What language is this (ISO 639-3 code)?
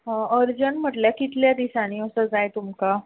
kok